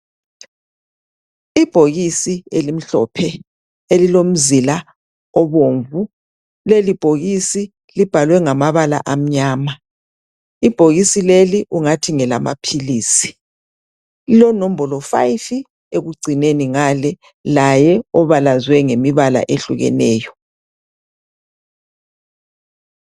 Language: North Ndebele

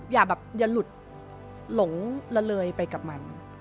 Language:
Thai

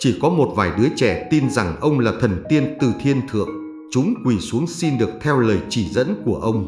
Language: Vietnamese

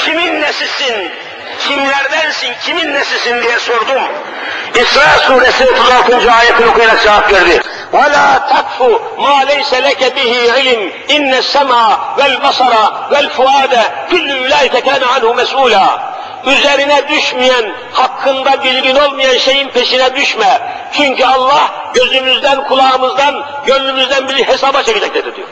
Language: Turkish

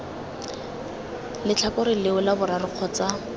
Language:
Tswana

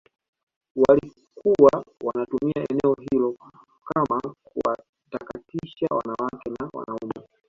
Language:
Swahili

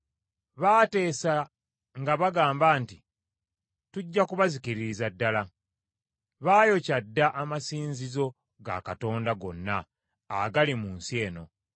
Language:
Ganda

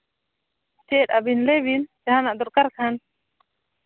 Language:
Santali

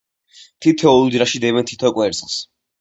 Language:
Georgian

